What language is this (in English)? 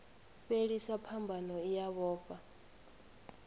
Venda